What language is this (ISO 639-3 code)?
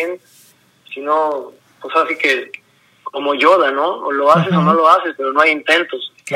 spa